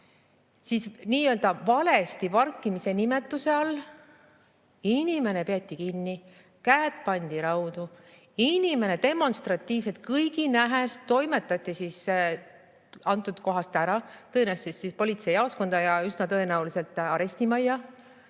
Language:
Estonian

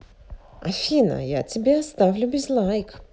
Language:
Russian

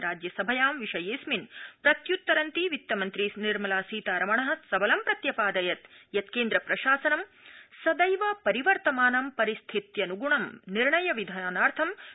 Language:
Sanskrit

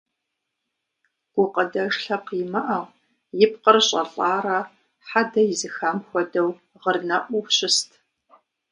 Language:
Kabardian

